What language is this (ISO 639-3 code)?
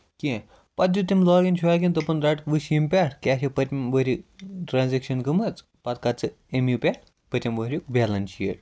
kas